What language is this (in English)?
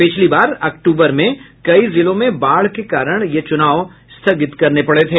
Hindi